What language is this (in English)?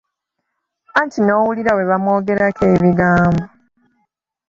Ganda